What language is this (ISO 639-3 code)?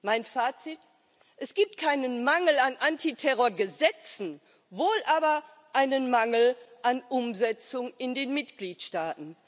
deu